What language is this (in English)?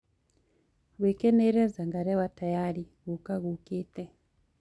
Kikuyu